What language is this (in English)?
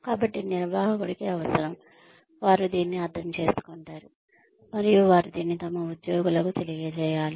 Telugu